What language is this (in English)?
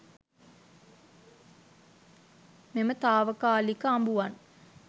Sinhala